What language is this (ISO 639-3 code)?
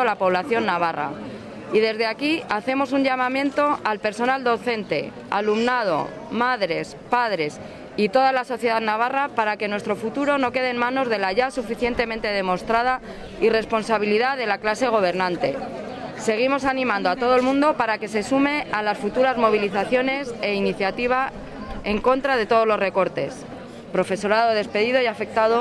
spa